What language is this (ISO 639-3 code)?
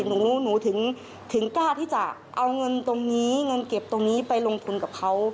tha